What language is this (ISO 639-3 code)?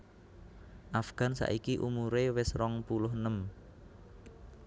jav